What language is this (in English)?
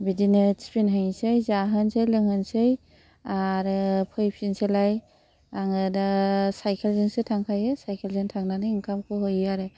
Bodo